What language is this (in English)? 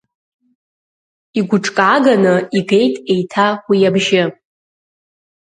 Abkhazian